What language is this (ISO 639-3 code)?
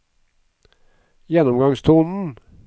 nor